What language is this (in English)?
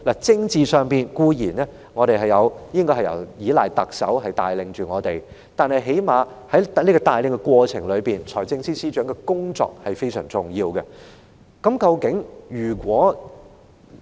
Cantonese